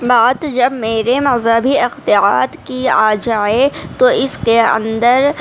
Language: Urdu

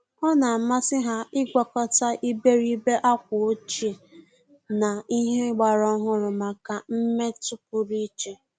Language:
Igbo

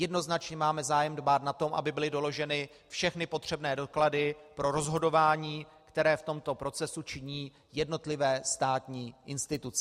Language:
Czech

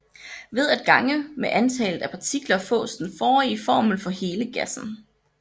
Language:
Danish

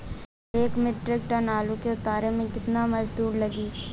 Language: Bhojpuri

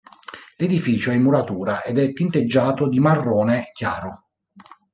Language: Italian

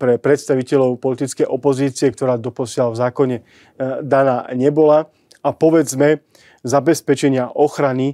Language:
Slovak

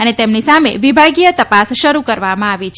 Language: Gujarati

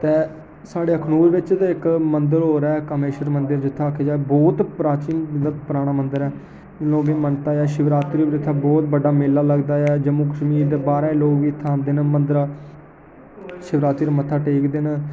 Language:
Dogri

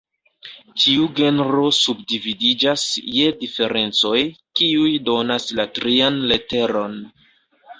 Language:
Esperanto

